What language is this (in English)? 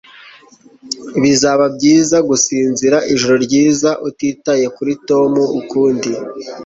Kinyarwanda